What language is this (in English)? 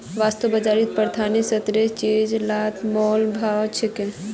Magahi